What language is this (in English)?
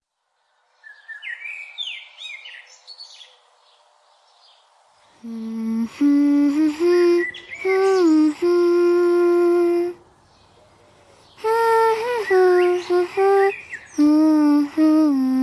Urdu